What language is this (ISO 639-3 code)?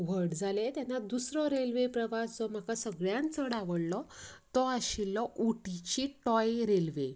kok